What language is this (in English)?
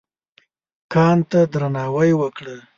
Pashto